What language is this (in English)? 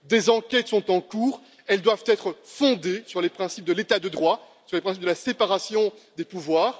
French